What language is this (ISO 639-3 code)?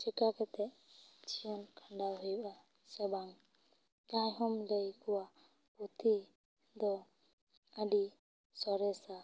sat